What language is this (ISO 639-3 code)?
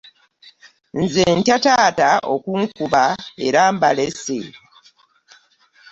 lug